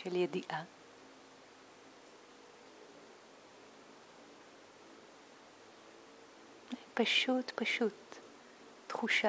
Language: Hebrew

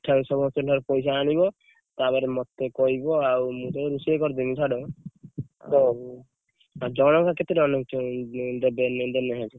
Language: Odia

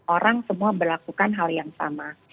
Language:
Indonesian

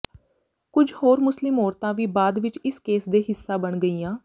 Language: Punjabi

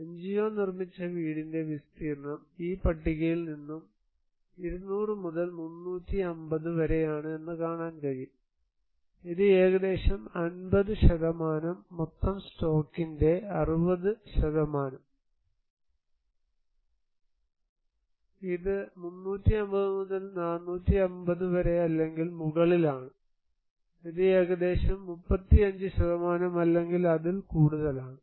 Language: Malayalam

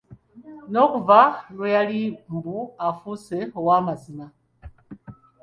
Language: Ganda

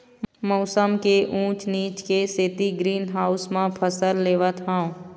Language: Chhattisgarhi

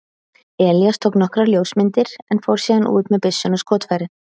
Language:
Icelandic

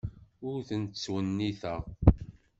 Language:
Kabyle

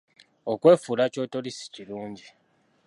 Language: Ganda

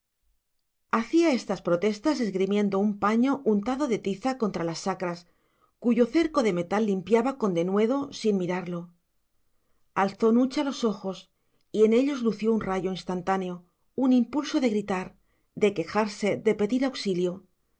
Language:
Spanish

